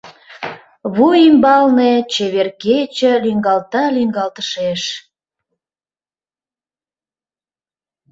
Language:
Mari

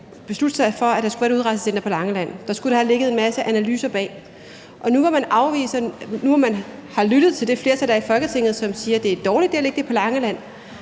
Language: Danish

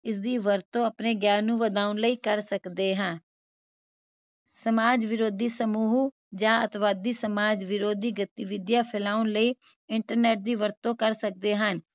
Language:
Punjabi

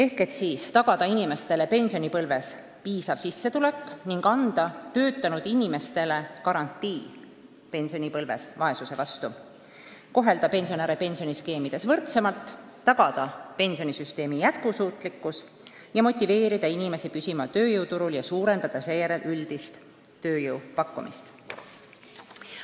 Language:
Estonian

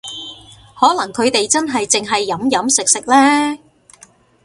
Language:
Cantonese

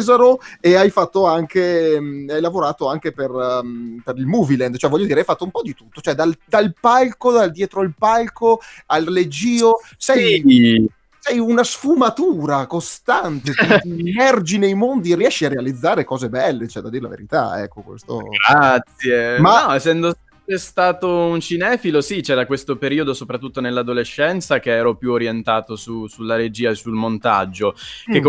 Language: Italian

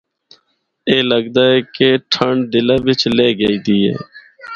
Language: Northern Hindko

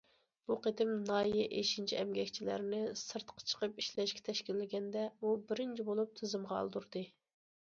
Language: Uyghur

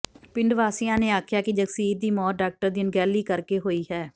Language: Punjabi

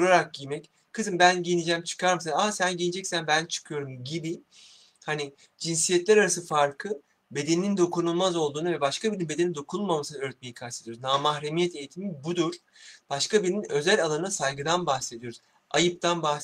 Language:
Turkish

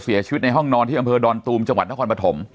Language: Thai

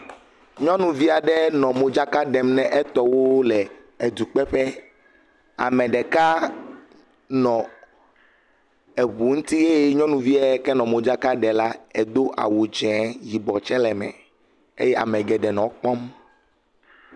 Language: Ewe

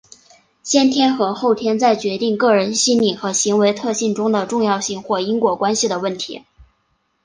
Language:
Chinese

